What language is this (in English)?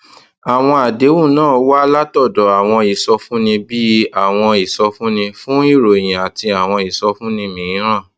Yoruba